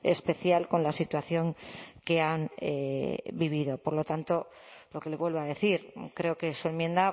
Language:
Spanish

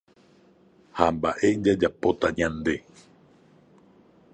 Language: Guarani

